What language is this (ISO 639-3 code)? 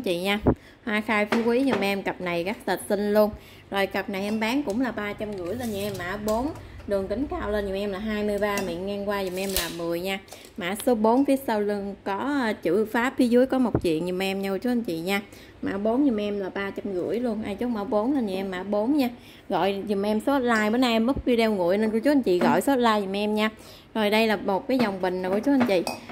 vie